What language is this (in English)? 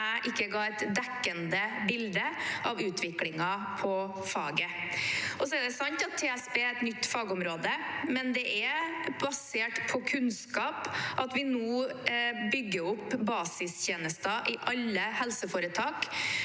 Norwegian